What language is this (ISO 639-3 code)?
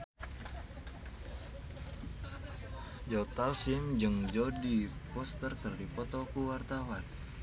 sun